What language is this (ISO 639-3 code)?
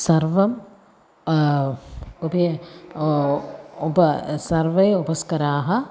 san